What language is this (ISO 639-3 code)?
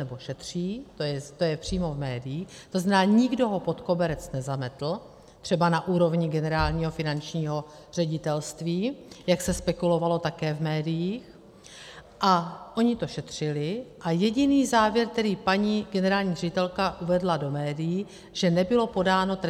ces